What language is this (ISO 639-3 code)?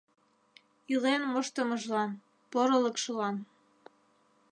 chm